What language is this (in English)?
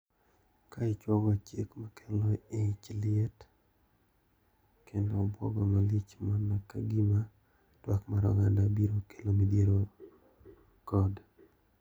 Luo (Kenya and Tanzania)